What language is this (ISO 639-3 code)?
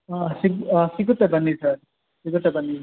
kan